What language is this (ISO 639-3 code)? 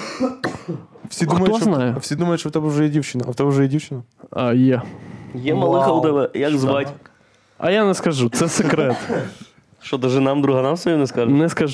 ukr